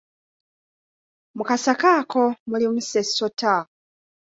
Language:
Ganda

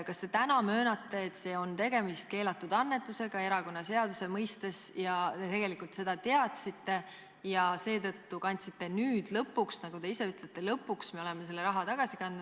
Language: Estonian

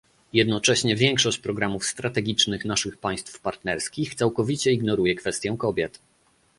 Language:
Polish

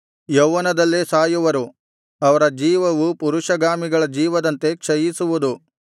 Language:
Kannada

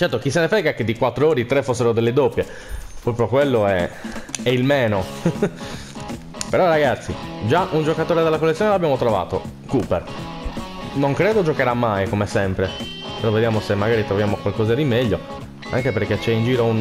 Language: Italian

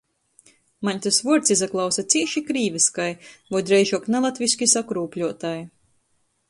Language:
Latgalian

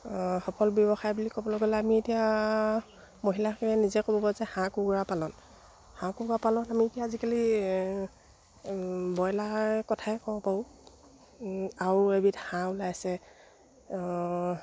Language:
Assamese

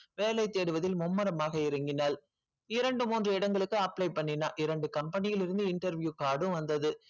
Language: Tamil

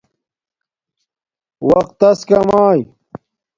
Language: Domaaki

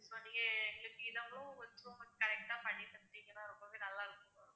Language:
Tamil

